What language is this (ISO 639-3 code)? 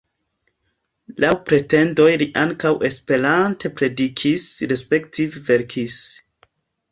epo